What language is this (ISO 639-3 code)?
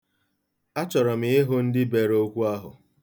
ibo